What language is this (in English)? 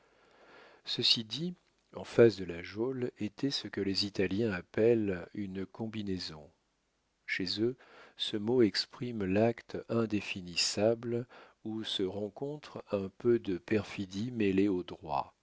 French